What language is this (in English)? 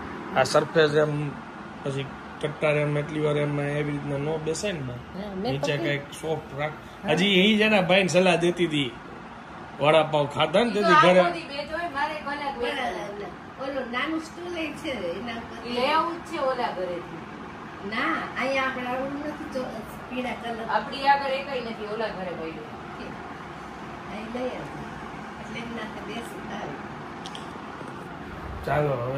Gujarati